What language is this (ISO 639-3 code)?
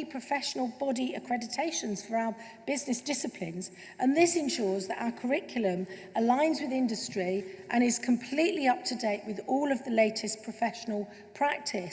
eng